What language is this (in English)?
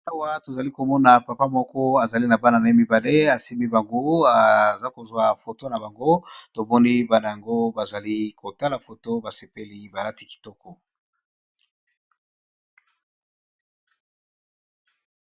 Lingala